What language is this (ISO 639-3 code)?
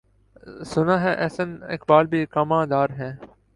urd